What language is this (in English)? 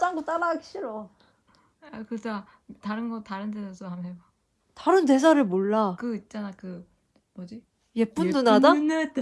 Korean